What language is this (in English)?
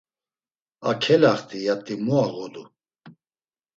Laz